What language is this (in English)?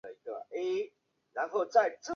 Chinese